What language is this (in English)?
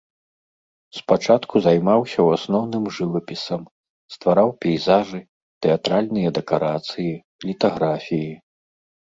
Belarusian